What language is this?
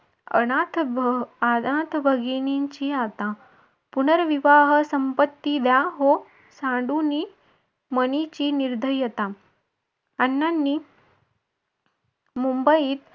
Marathi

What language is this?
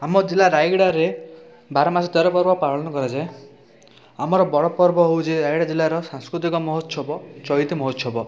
Odia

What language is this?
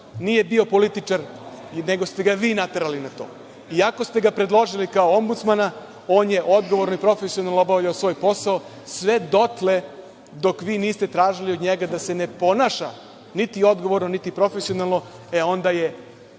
Serbian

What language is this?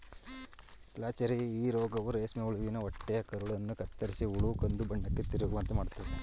Kannada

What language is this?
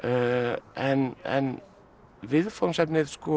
Icelandic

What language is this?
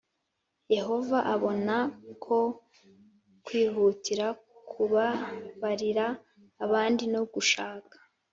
Kinyarwanda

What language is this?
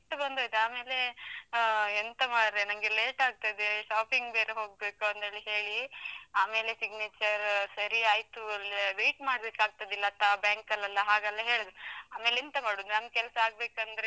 Kannada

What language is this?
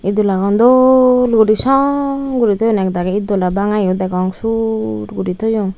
Chakma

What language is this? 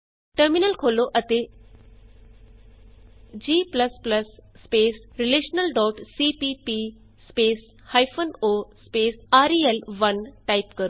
Punjabi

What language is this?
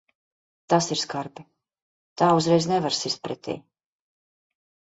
Latvian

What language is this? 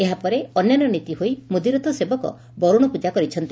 Odia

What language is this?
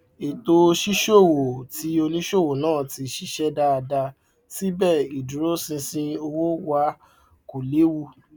Yoruba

